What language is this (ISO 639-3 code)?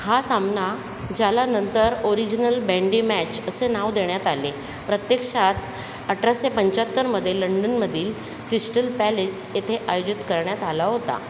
mar